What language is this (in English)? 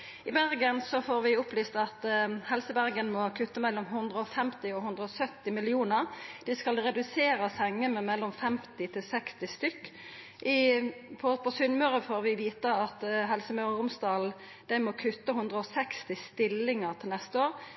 Norwegian Nynorsk